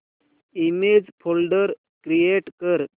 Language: Marathi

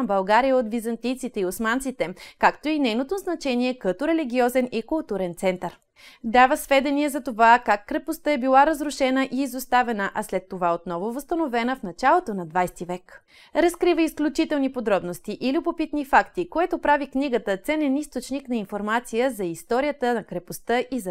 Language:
Bulgarian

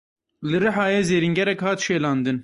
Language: Kurdish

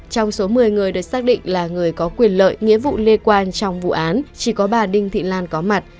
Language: Vietnamese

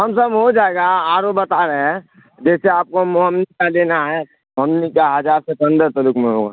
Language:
Urdu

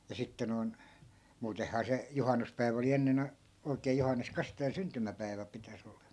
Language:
Finnish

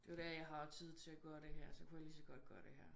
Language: Danish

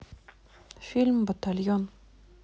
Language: Russian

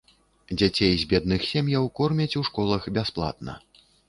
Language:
Belarusian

